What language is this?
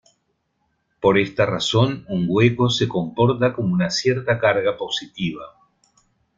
Spanish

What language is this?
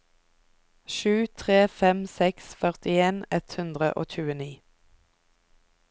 Norwegian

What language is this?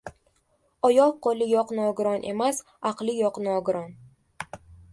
Uzbek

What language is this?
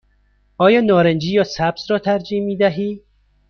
Persian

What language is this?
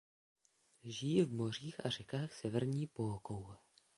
Czech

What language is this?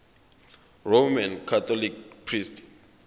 Zulu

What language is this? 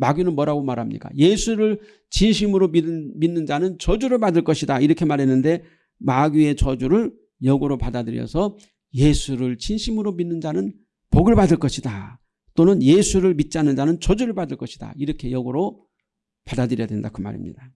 Korean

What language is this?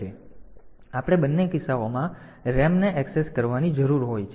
Gujarati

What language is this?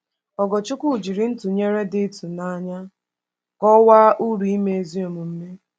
Igbo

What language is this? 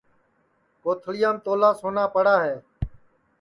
Sansi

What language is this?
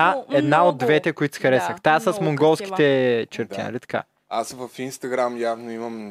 Bulgarian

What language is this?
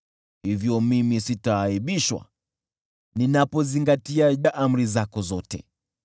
Swahili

